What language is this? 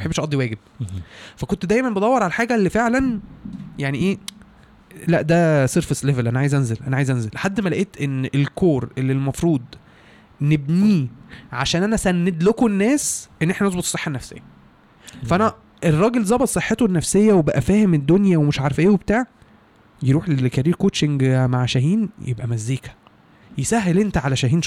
Arabic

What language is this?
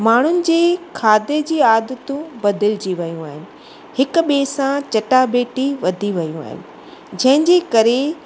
Sindhi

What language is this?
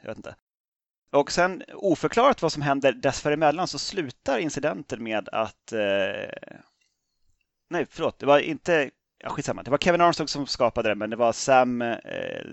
Swedish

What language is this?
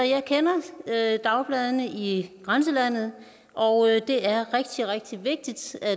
Danish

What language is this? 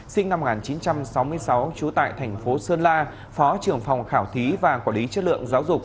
Vietnamese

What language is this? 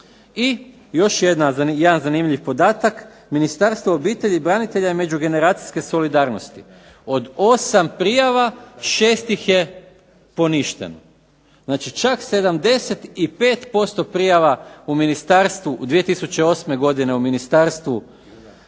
Croatian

